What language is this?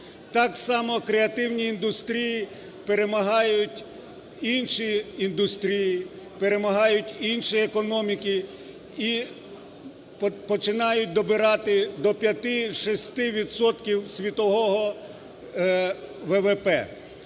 Ukrainian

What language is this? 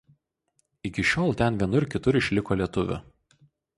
Lithuanian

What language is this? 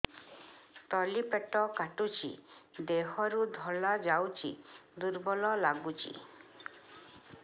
Odia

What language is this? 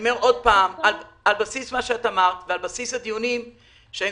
Hebrew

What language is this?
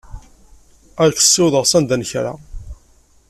Kabyle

